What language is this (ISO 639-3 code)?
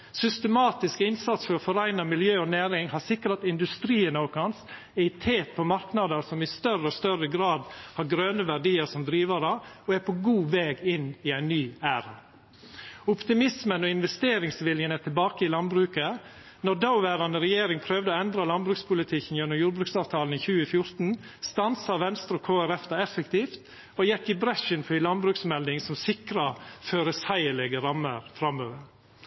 nno